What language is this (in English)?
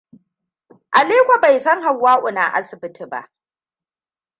Hausa